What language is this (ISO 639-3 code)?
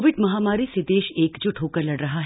hin